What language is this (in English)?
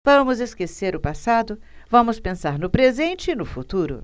Portuguese